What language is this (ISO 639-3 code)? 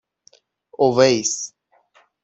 fas